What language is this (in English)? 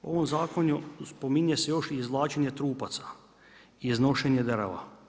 Croatian